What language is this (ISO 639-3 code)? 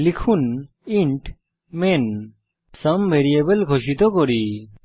ben